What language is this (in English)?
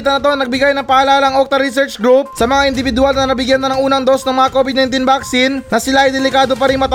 Filipino